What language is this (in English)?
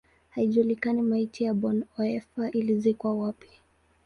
Swahili